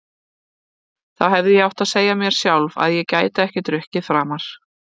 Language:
Icelandic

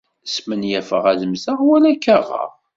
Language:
Kabyle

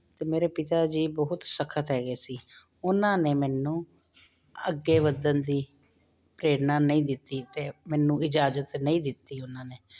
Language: Punjabi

